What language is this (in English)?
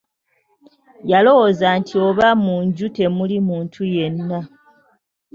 Ganda